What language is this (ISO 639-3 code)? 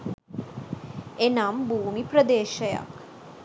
sin